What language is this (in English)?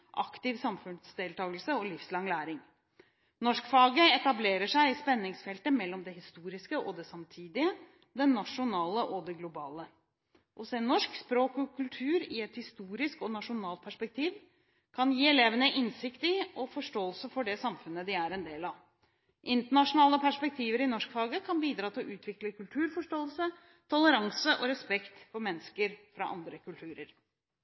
Norwegian Bokmål